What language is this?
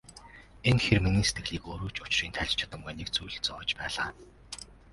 Mongolian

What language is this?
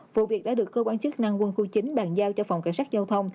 Vietnamese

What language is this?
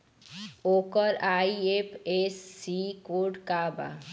Bhojpuri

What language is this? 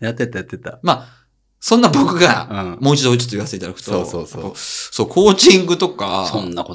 Japanese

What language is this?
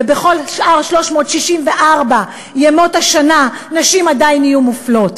Hebrew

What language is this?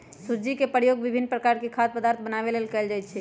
Magahi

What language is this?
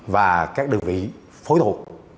Vietnamese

